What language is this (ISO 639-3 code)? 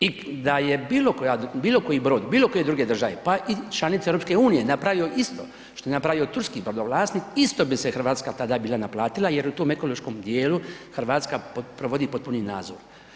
hrv